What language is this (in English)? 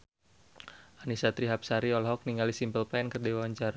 Sundanese